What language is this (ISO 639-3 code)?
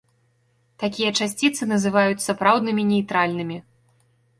bel